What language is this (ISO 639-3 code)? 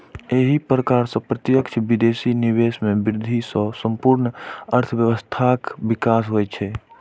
mai